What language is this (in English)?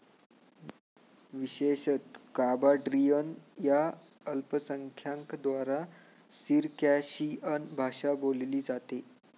Marathi